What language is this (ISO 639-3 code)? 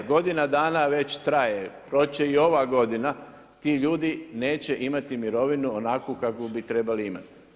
hrv